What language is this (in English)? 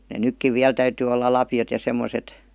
Finnish